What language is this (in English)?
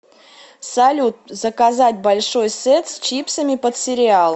Russian